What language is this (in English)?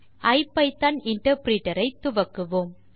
Tamil